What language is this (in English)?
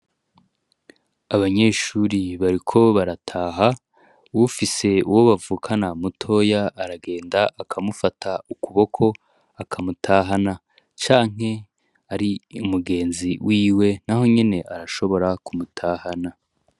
Rundi